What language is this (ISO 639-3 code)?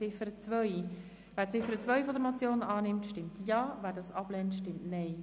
gsw